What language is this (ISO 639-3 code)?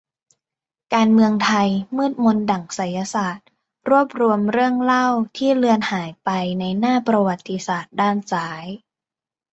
tha